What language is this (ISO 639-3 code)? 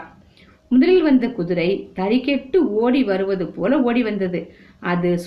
tam